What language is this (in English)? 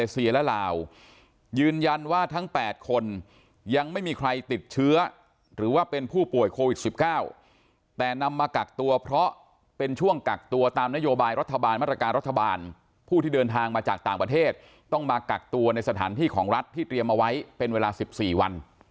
Thai